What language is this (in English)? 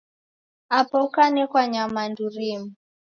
Taita